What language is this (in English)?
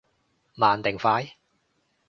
Cantonese